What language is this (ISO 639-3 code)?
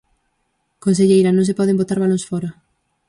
glg